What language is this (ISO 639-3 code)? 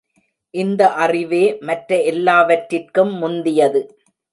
tam